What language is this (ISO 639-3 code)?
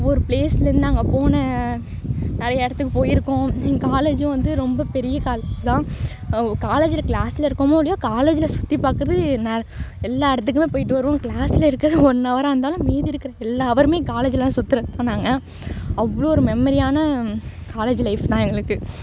tam